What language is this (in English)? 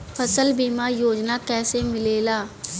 Bhojpuri